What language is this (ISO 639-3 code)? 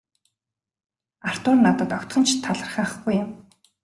mon